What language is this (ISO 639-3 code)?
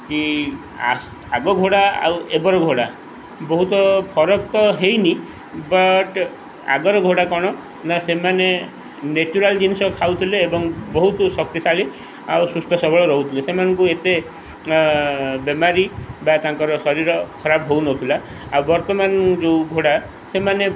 ori